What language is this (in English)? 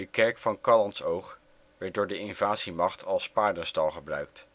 Dutch